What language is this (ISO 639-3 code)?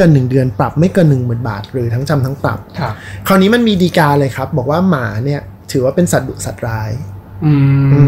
tha